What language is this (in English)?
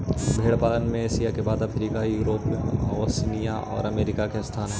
Magahi